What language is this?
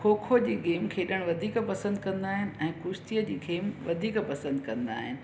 Sindhi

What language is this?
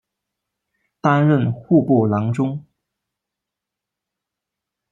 Chinese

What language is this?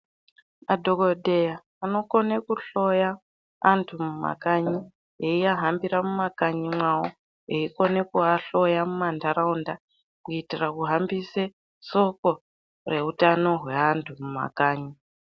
Ndau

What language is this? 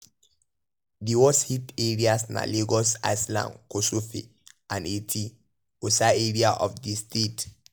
Nigerian Pidgin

